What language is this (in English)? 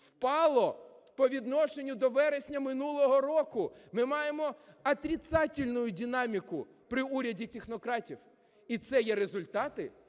Ukrainian